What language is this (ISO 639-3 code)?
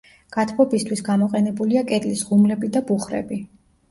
kat